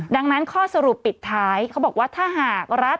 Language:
Thai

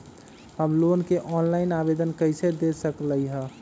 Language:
Magahi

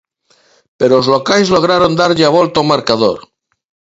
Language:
Galician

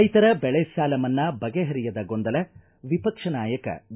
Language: Kannada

